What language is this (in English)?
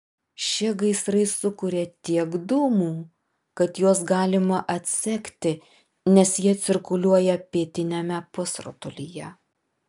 Lithuanian